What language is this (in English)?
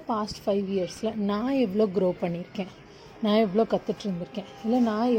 Tamil